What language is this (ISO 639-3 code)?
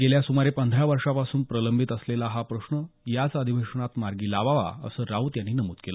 mar